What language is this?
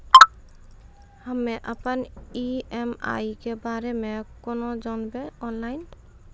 Maithili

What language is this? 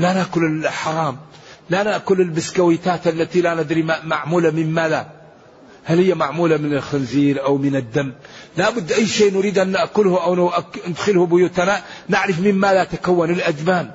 Arabic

